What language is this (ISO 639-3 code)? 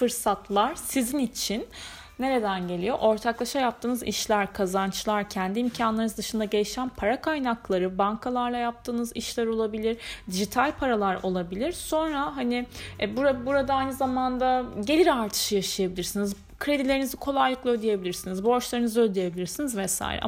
tur